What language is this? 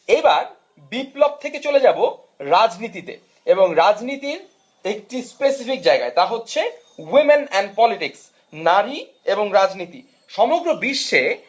Bangla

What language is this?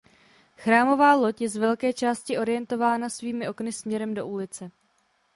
Czech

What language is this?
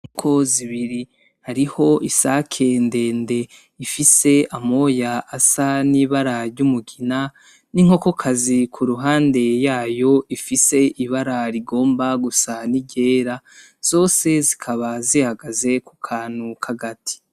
Rundi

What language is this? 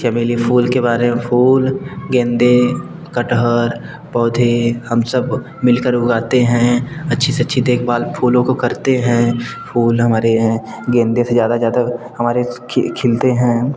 Hindi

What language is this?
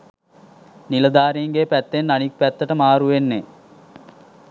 Sinhala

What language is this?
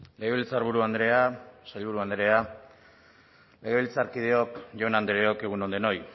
Basque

